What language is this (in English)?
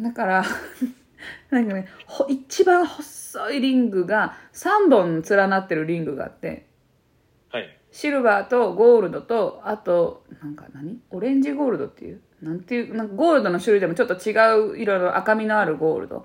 Japanese